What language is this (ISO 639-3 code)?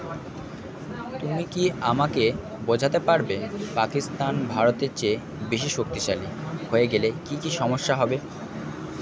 ben